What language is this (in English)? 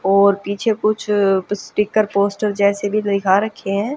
Hindi